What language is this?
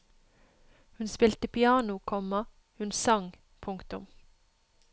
Norwegian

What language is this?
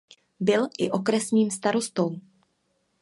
Czech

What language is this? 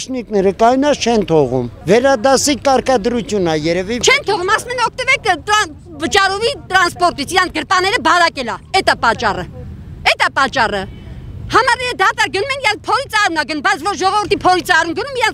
Romanian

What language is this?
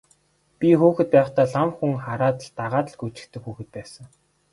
Mongolian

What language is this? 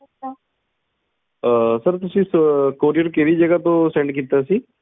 Punjabi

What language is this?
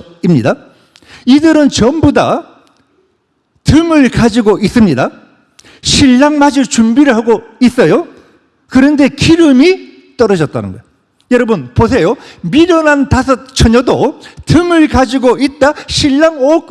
Korean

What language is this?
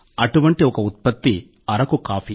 Telugu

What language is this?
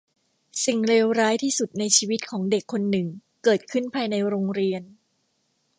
Thai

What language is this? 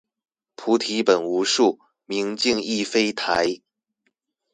Chinese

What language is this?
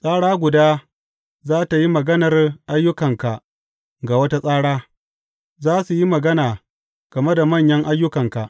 Hausa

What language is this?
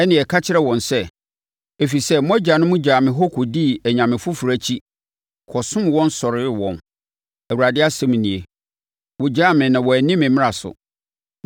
Akan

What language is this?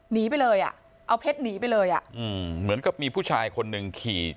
Thai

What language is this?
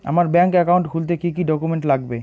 Bangla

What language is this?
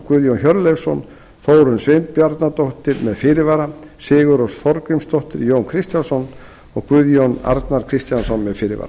Icelandic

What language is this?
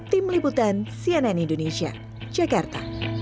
Indonesian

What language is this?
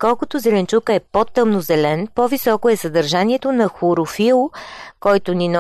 Bulgarian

